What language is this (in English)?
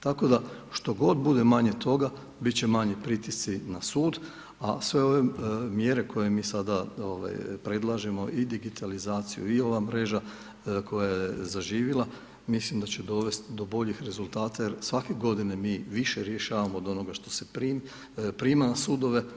Croatian